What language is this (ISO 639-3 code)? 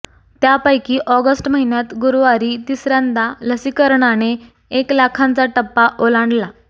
mar